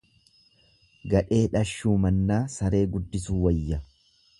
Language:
Oromo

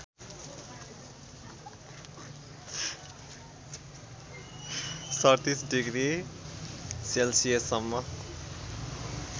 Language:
Nepali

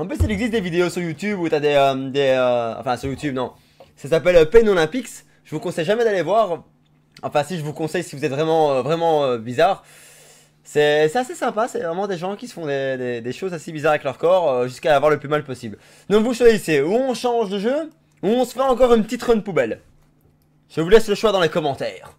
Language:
French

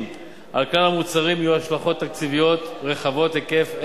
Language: Hebrew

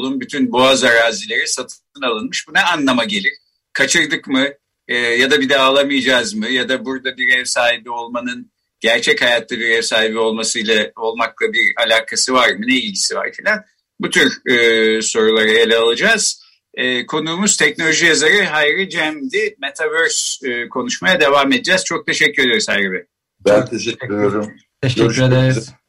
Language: Turkish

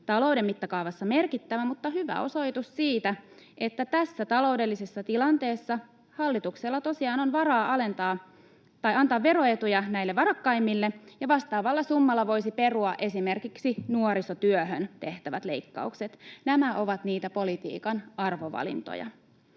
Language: Finnish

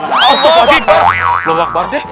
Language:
Indonesian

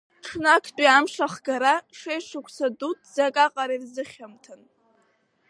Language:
Abkhazian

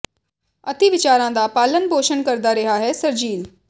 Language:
Punjabi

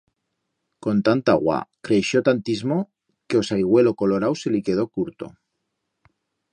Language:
Aragonese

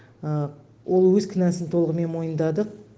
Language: Kazakh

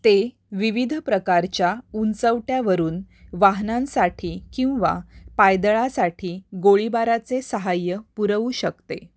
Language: Marathi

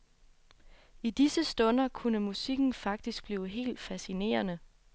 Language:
Danish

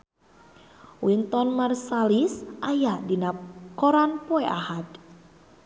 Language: Sundanese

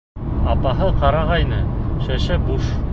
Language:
Bashkir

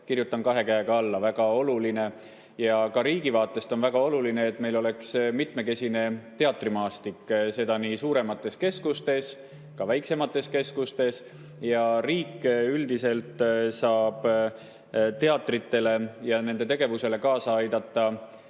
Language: Estonian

